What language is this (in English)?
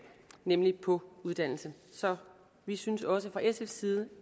Danish